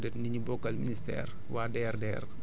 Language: Wolof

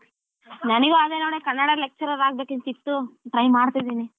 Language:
Kannada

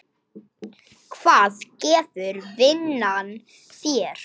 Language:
Icelandic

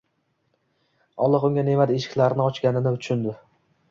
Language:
Uzbek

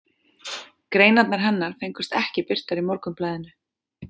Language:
Icelandic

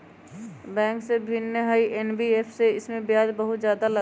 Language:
Magahi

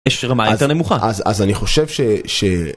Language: Hebrew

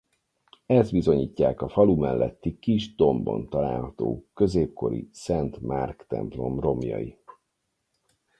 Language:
Hungarian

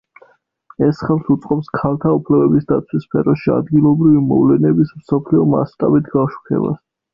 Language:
Georgian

